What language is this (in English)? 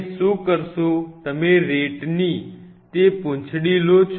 Gujarati